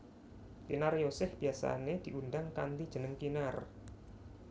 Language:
Javanese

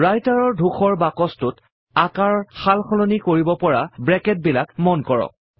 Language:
Assamese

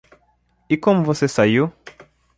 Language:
Portuguese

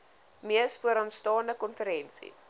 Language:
Afrikaans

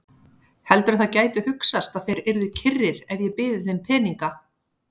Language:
Icelandic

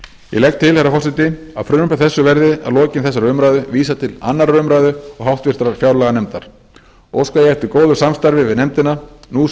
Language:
Icelandic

